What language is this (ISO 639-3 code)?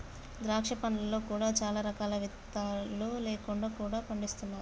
tel